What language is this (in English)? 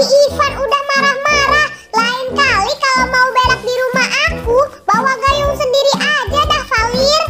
Indonesian